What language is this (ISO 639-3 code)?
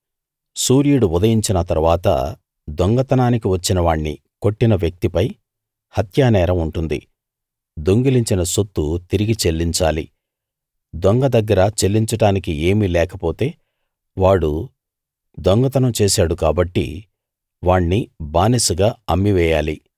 tel